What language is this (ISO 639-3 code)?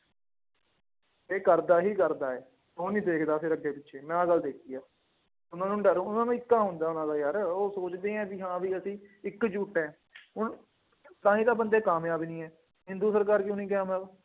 pan